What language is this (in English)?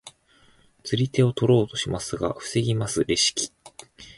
Japanese